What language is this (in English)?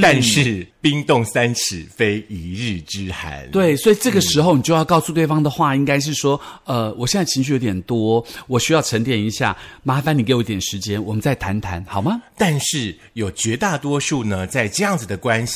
Chinese